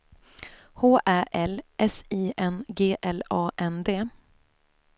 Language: Swedish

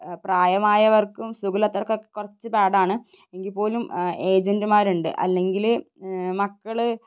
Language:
Malayalam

